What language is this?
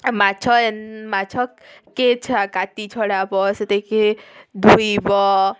Odia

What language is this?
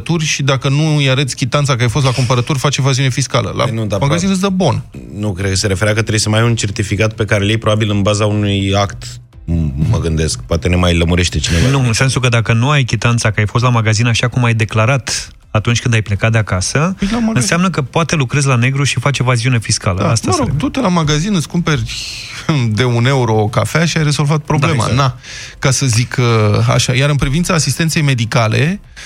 Romanian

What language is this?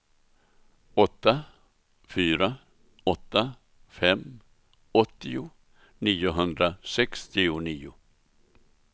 Swedish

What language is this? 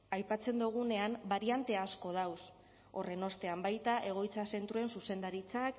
Basque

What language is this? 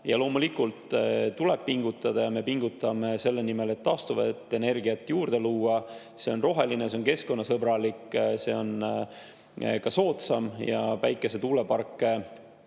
Estonian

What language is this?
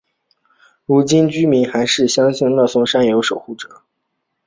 Chinese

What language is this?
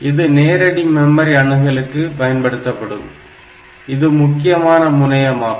Tamil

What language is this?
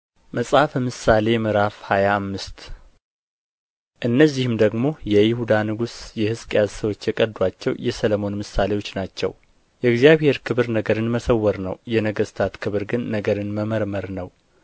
Amharic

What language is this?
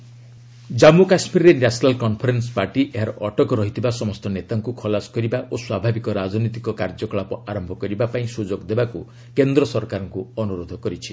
Odia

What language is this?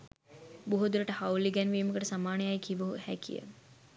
Sinhala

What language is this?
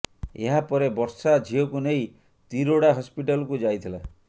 Odia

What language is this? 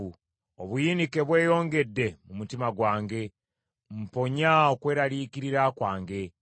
Ganda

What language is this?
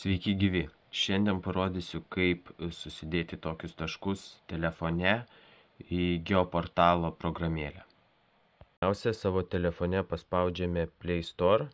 Lithuanian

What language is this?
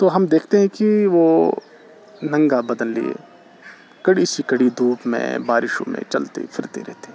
Urdu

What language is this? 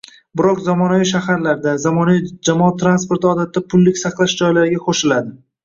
Uzbek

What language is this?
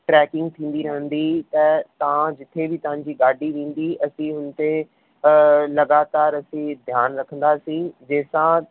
Sindhi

